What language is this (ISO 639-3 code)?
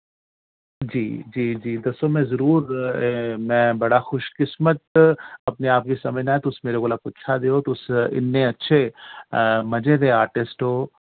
doi